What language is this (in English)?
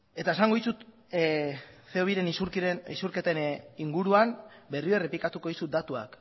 Basque